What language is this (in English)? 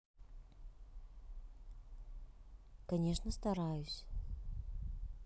Russian